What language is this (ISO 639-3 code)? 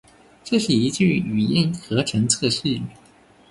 zho